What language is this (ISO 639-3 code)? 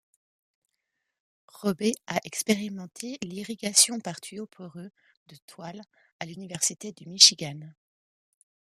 fra